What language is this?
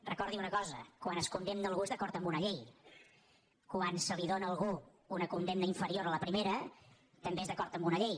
Catalan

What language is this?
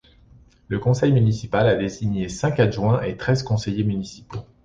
French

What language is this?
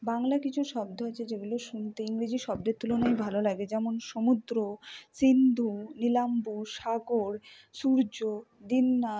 Bangla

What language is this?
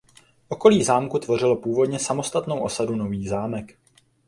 Czech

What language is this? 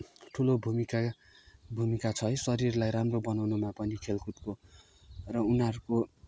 Nepali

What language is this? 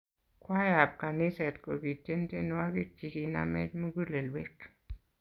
Kalenjin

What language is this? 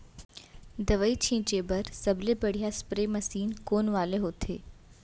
Chhattisgarhi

